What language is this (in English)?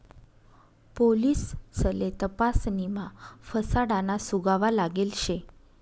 Marathi